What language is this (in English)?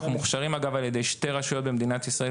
Hebrew